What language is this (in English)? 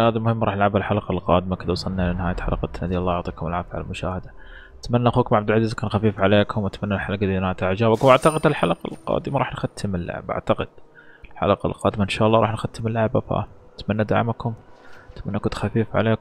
Arabic